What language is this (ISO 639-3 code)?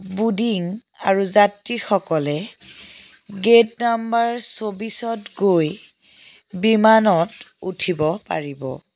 asm